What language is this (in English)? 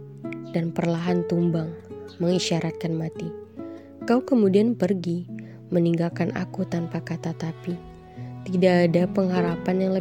Indonesian